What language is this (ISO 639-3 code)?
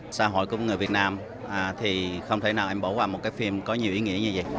vie